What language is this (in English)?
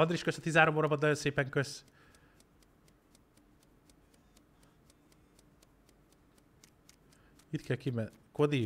Hungarian